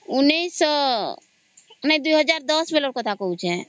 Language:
Odia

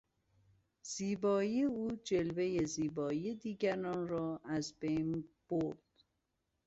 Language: Persian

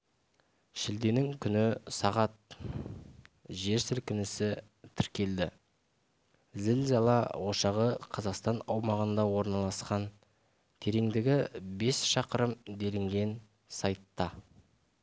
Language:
Kazakh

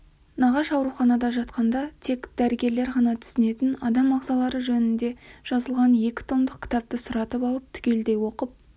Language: Kazakh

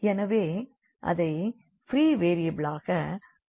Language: Tamil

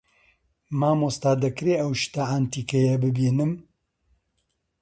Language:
Central Kurdish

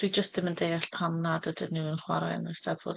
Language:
Welsh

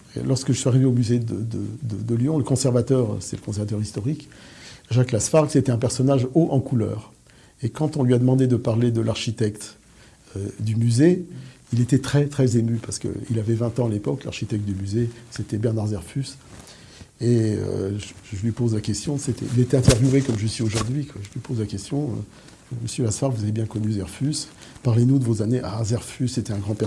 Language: French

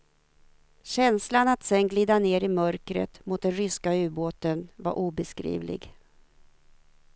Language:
Swedish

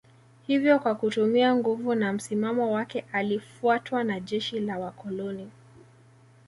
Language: Swahili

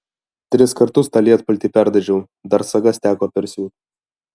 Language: Lithuanian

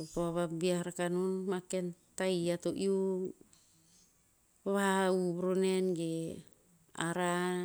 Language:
Tinputz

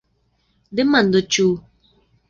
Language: Esperanto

